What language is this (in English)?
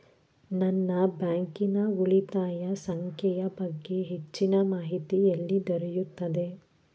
Kannada